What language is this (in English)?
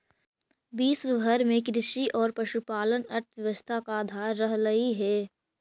Magahi